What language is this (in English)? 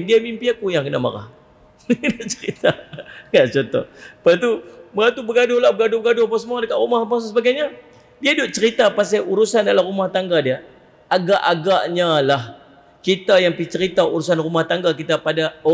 Malay